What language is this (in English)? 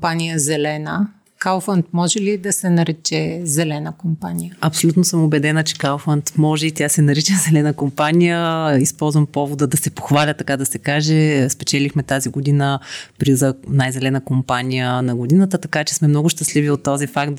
Bulgarian